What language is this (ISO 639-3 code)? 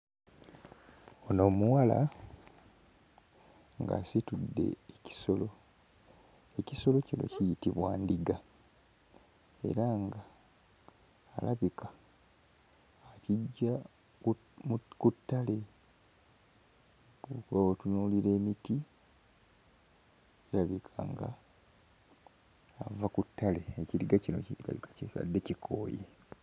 lug